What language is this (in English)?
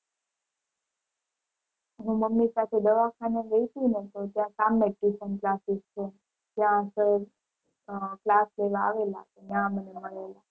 Gujarati